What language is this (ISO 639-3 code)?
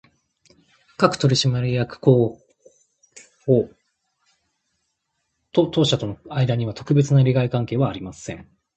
jpn